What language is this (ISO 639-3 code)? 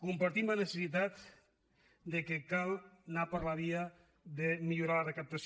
cat